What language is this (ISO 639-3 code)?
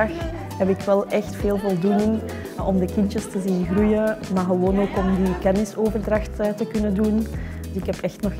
nld